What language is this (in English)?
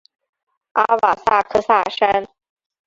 Chinese